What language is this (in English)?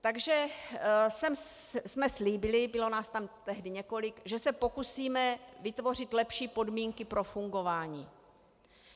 Czech